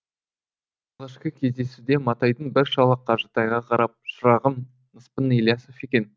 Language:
Kazakh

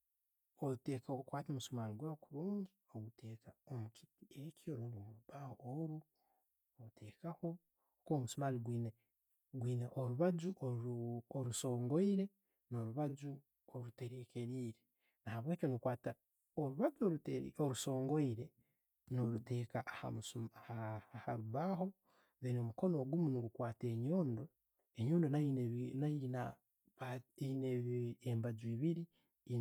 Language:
Tooro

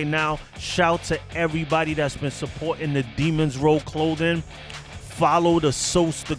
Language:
English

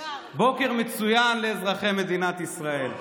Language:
Hebrew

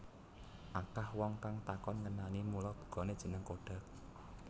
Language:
Javanese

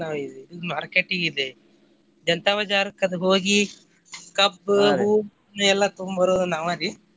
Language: Kannada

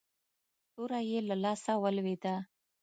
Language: Pashto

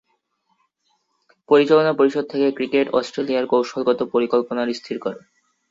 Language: Bangla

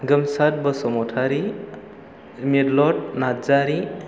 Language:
Bodo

